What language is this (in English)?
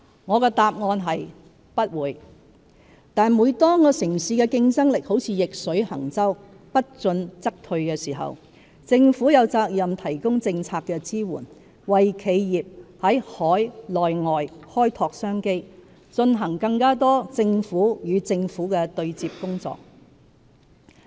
Cantonese